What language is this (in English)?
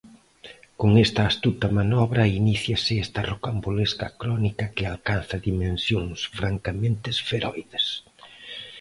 Galician